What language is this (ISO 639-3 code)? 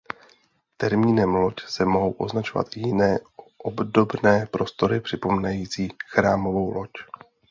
ces